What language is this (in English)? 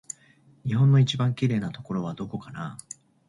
Japanese